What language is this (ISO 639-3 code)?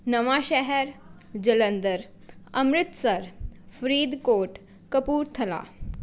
pan